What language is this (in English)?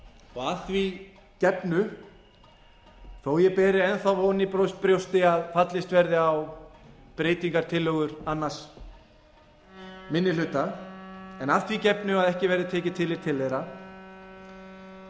Icelandic